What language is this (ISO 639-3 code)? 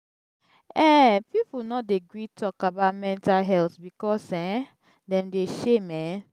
pcm